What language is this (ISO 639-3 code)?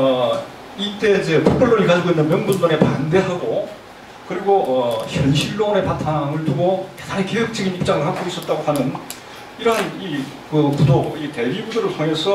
kor